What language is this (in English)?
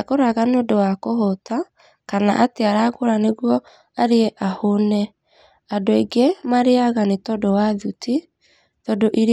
Kikuyu